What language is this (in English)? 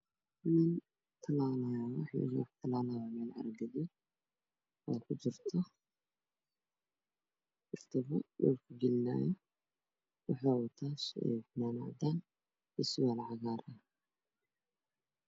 Somali